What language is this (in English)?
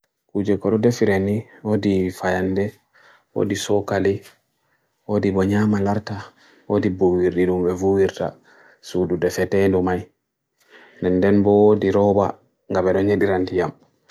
Bagirmi Fulfulde